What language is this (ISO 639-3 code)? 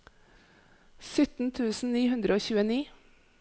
nor